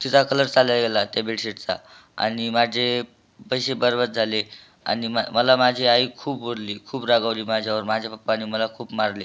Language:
Marathi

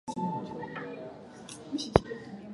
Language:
Swahili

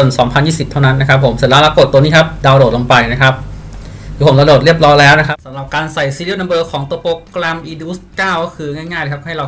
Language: Thai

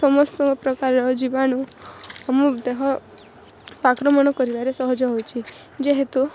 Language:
Odia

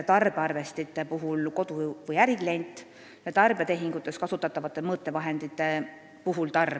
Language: Estonian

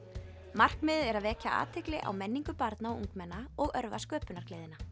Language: Icelandic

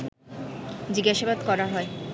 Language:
Bangla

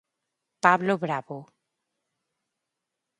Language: Galician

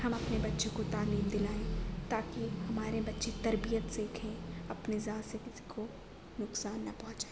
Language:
Urdu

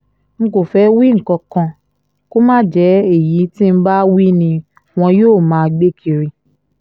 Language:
Yoruba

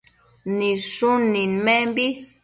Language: Matsés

